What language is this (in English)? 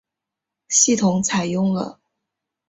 Chinese